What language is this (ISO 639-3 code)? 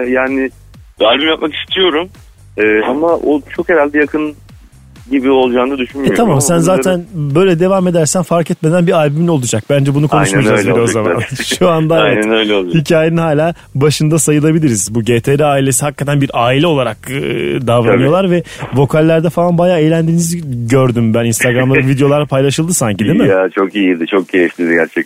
tur